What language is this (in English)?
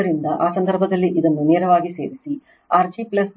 Kannada